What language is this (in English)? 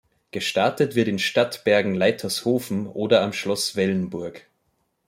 German